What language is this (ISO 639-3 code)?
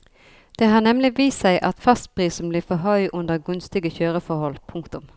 nor